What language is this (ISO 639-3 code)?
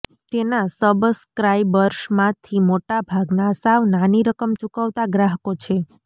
guj